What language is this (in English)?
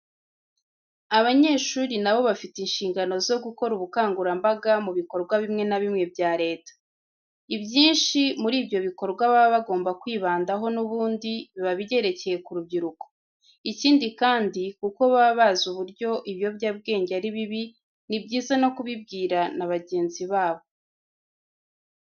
Kinyarwanda